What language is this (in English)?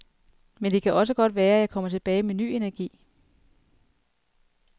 Danish